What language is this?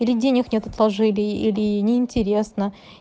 Russian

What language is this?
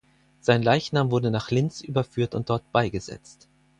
German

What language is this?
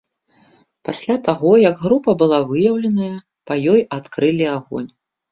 Belarusian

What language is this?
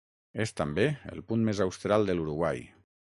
Catalan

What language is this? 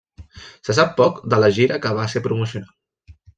Catalan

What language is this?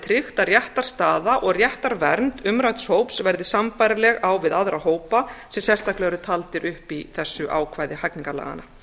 Icelandic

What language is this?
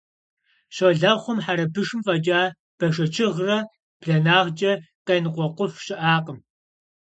Kabardian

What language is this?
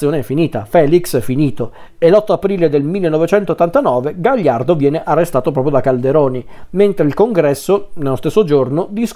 Italian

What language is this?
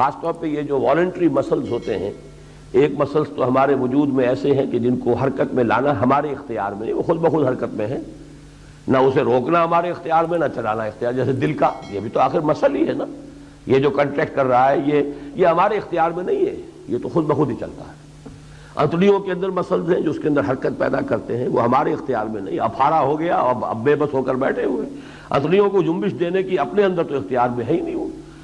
Urdu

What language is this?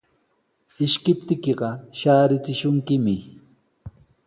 Sihuas Ancash Quechua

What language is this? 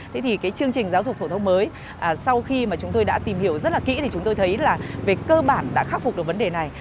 Vietnamese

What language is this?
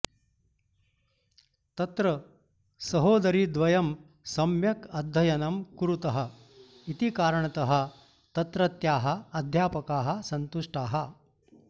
Sanskrit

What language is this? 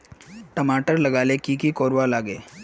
Magahi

